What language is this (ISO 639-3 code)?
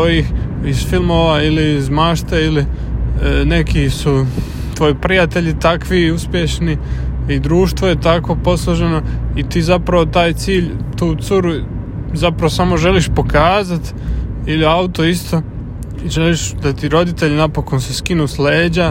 hrv